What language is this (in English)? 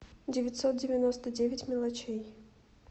Russian